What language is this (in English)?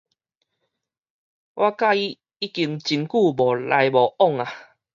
Min Nan Chinese